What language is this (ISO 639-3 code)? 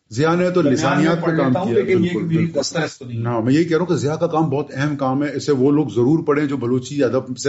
urd